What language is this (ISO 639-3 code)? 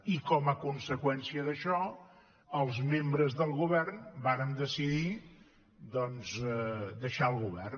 cat